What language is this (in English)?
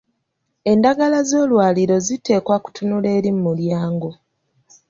Ganda